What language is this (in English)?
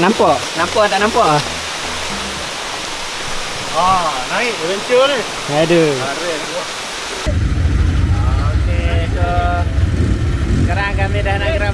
Malay